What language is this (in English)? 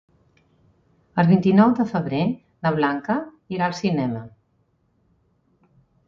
Catalan